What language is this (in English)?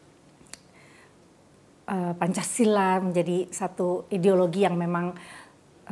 Indonesian